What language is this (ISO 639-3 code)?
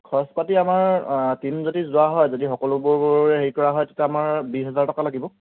asm